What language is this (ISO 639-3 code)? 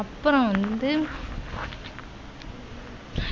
tam